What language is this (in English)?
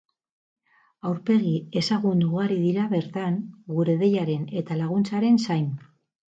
Basque